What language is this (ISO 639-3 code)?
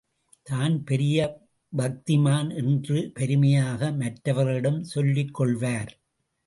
tam